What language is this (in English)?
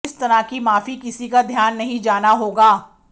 Hindi